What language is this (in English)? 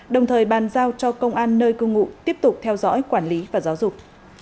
Vietnamese